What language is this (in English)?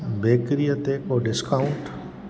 Sindhi